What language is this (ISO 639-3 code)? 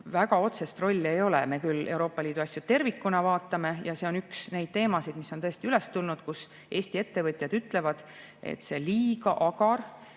est